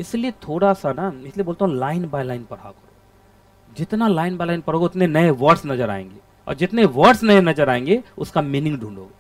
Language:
Hindi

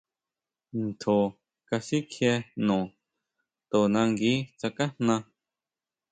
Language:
Huautla Mazatec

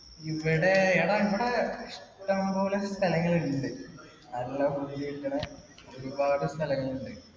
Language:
Malayalam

